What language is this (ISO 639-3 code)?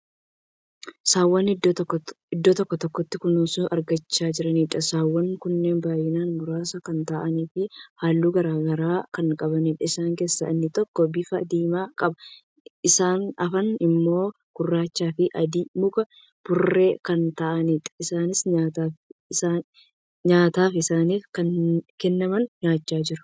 orm